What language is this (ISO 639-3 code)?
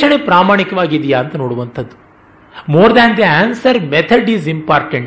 kan